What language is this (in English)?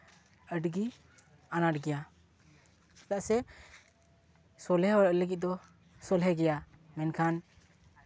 Santali